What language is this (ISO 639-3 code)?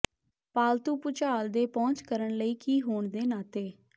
pan